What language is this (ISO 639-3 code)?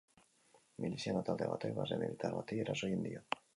eus